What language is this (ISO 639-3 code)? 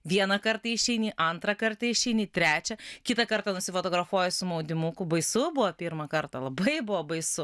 lit